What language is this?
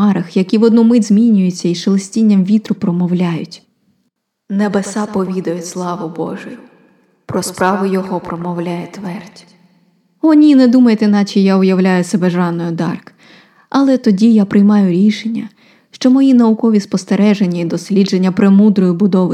Ukrainian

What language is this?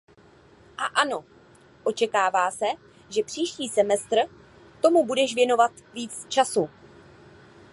Czech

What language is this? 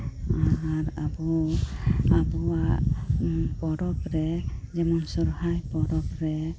Santali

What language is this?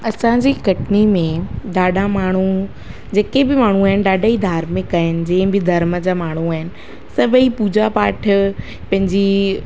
Sindhi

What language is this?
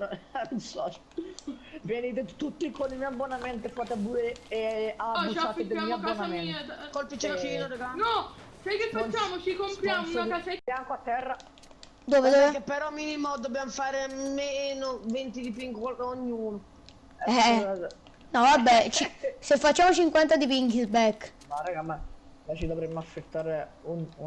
Italian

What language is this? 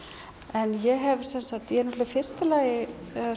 Icelandic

